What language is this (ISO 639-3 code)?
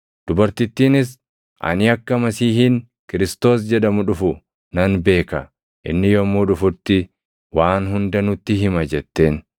orm